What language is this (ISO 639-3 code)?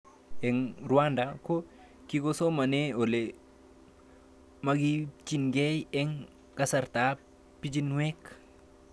kln